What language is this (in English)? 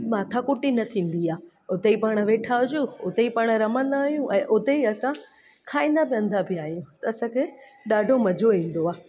Sindhi